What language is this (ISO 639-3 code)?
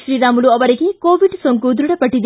kan